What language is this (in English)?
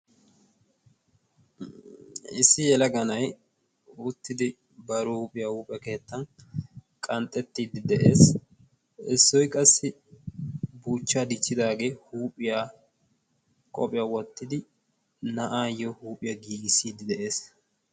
Wolaytta